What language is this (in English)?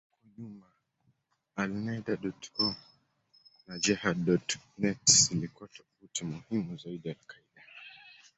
Swahili